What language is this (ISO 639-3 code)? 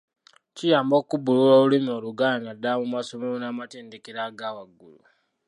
lug